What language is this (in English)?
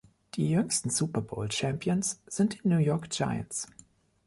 German